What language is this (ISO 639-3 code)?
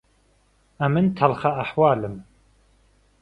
ckb